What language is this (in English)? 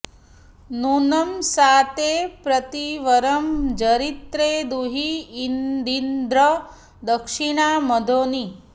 Sanskrit